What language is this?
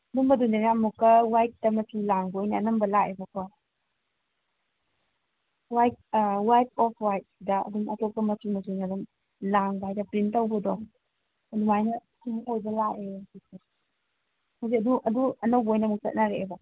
Manipuri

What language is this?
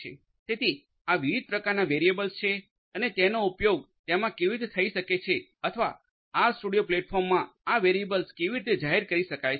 Gujarati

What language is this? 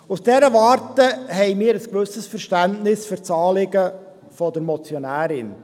Swiss German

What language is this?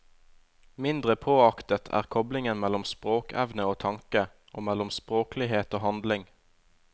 Norwegian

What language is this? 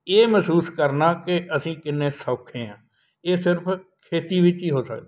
Punjabi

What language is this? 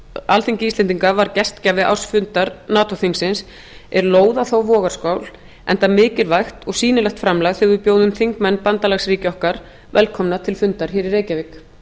Icelandic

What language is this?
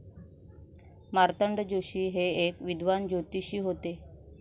Marathi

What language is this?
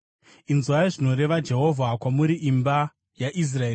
Shona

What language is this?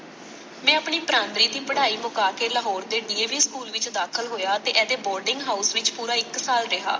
Punjabi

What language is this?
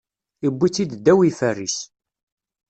Kabyle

